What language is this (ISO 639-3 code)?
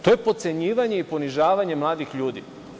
srp